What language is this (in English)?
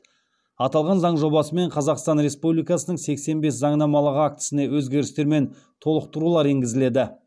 Kazakh